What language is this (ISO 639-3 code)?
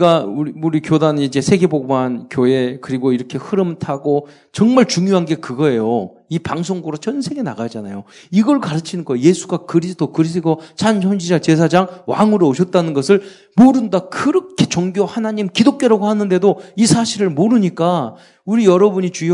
kor